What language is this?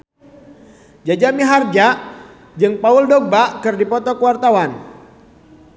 Sundanese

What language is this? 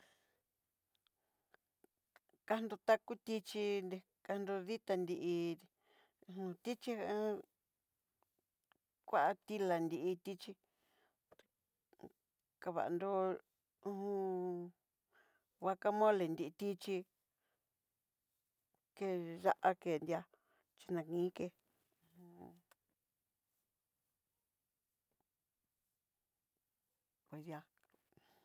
Southeastern Nochixtlán Mixtec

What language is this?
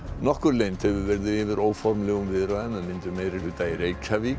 Icelandic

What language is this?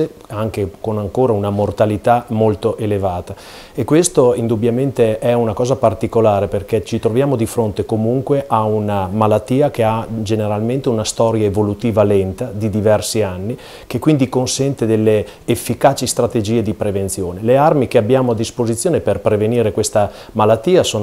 Italian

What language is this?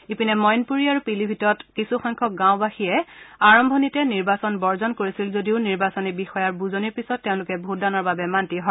Assamese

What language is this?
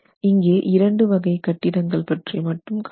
Tamil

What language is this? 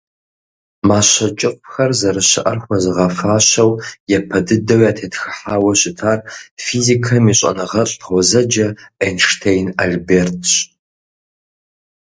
Kabardian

